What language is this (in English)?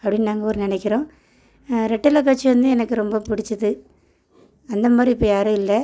Tamil